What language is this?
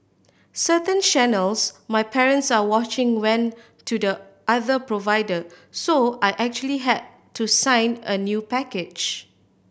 English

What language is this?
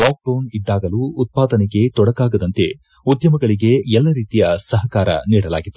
Kannada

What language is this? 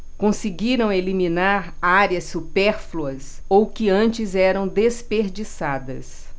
Portuguese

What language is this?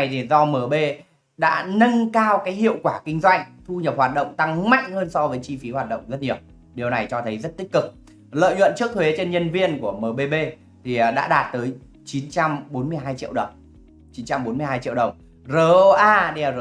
Vietnamese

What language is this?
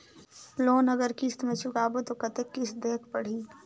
Chhattisgarhi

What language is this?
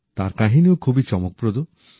Bangla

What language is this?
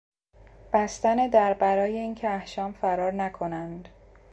Persian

